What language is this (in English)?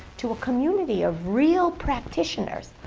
English